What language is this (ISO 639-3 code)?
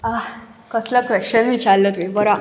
kok